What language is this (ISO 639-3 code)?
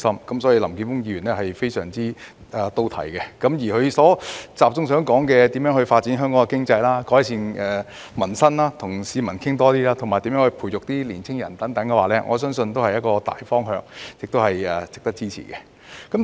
yue